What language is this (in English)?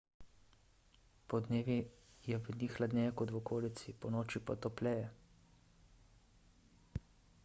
Slovenian